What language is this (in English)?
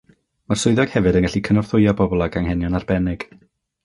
Welsh